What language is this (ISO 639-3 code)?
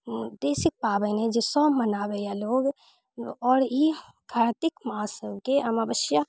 mai